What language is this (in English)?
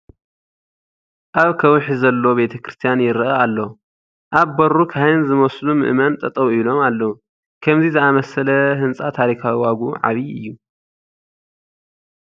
Tigrinya